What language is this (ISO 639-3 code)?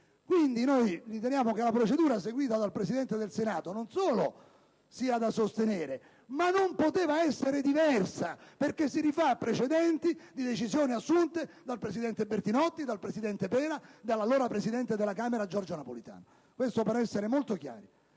ita